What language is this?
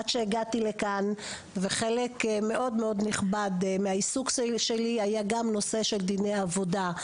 Hebrew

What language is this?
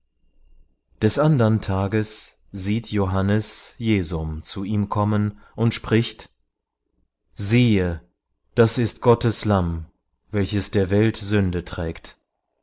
German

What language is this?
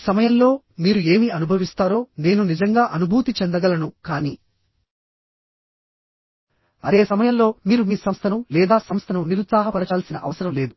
Telugu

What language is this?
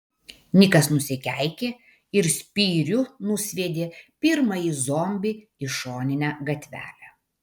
Lithuanian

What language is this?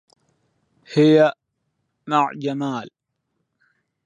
Arabic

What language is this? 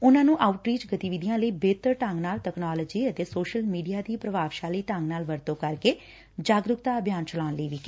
Punjabi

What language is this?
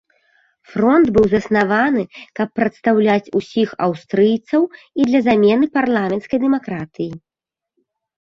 Belarusian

